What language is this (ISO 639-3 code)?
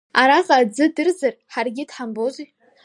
abk